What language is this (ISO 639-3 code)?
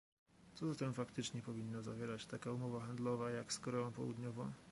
pol